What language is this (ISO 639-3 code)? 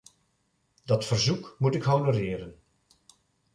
nld